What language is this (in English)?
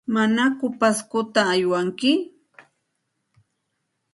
Santa Ana de Tusi Pasco Quechua